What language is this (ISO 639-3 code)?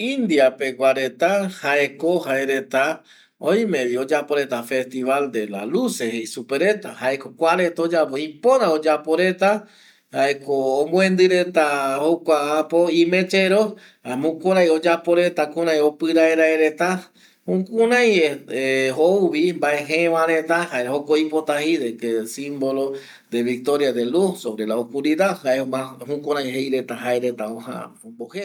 gui